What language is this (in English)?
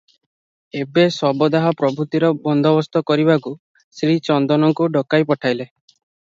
Odia